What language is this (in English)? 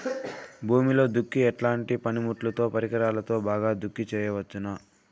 Telugu